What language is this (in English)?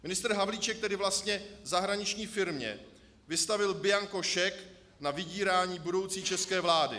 Czech